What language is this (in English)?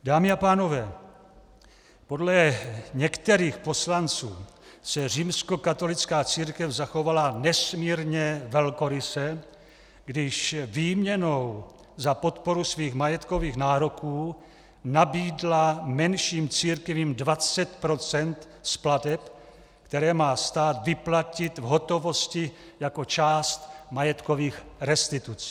Czech